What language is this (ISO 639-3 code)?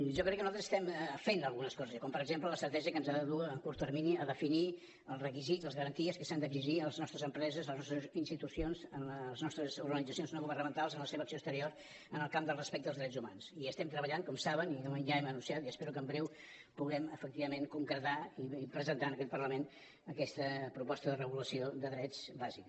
cat